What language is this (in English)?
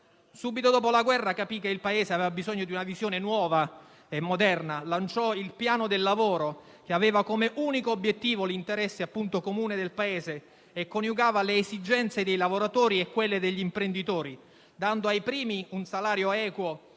Italian